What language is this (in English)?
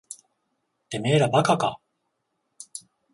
Japanese